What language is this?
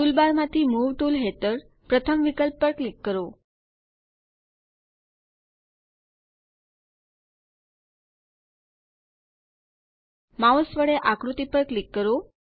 Gujarati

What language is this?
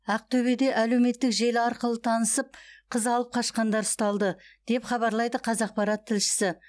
Kazakh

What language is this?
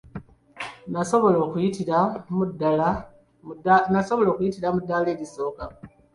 Ganda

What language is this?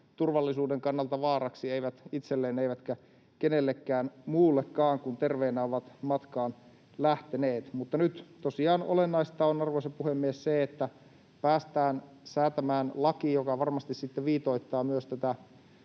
Finnish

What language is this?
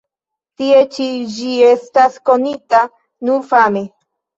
Esperanto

